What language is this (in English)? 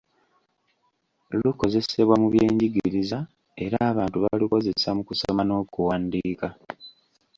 Ganda